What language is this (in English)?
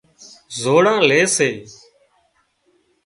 Wadiyara Koli